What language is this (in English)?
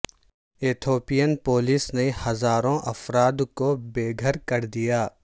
Urdu